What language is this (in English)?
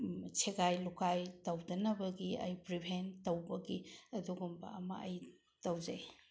Manipuri